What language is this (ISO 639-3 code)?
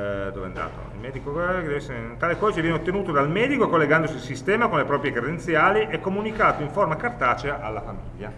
ita